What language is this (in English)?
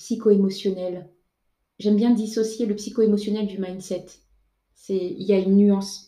French